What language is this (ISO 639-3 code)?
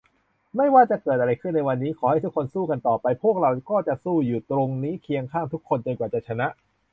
tha